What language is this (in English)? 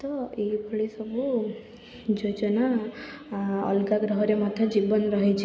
Odia